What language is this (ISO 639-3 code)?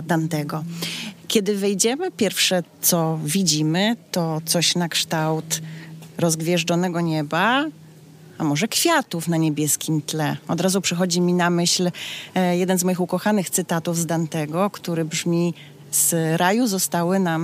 pol